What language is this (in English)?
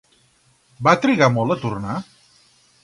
Catalan